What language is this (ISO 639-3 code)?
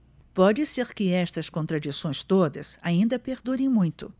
por